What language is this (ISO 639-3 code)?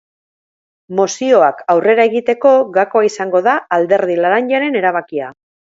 eus